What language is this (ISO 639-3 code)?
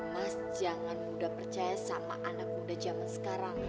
ind